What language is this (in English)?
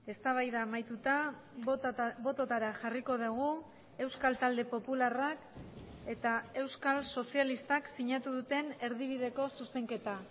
Basque